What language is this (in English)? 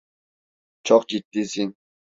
Turkish